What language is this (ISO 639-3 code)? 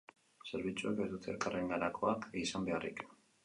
eus